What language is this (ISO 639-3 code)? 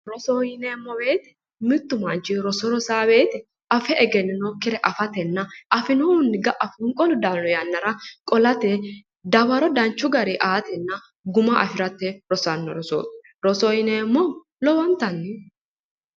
sid